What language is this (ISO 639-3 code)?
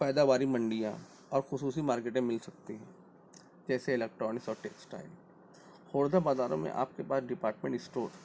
urd